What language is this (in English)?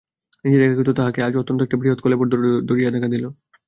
Bangla